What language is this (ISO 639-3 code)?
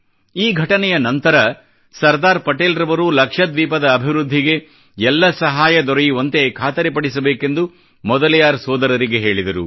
kan